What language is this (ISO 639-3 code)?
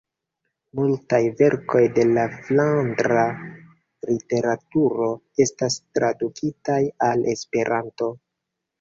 epo